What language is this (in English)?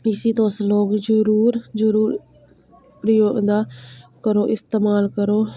Dogri